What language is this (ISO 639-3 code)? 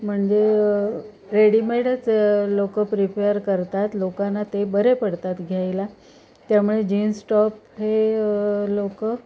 mar